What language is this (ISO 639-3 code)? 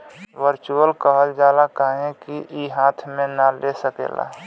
bho